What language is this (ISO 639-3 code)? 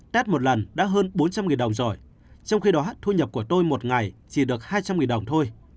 vie